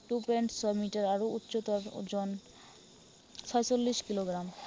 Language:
Assamese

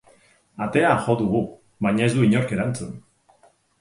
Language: Basque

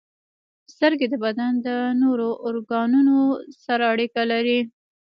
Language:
Pashto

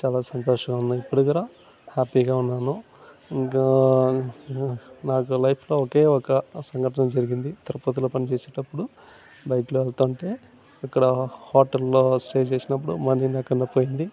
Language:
Telugu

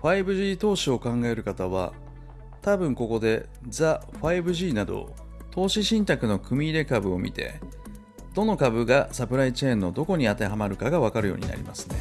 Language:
Japanese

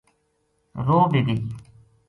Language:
Gujari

